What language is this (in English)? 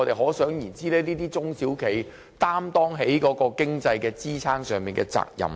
Cantonese